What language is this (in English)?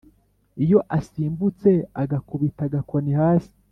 Kinyarwanda